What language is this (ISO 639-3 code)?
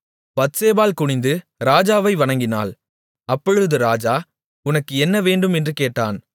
tam